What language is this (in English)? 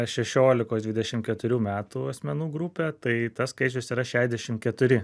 Lithuanian